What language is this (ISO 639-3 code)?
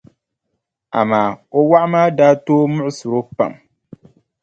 dag